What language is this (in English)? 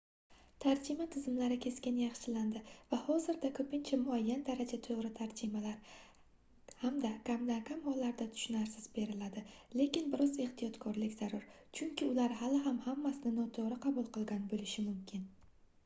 Uzbek